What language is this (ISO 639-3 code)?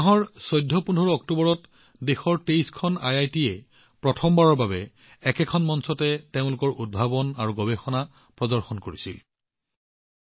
asm